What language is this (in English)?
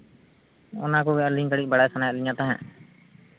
Santali